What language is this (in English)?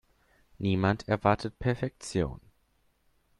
German